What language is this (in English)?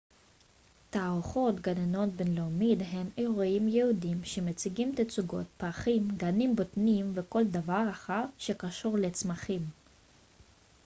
Hebrew